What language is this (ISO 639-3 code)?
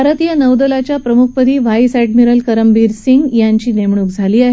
mar